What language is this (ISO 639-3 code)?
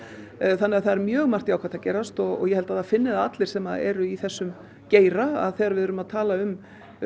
isl